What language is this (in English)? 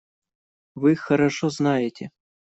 Russian